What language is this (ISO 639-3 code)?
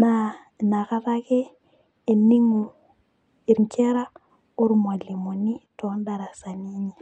mas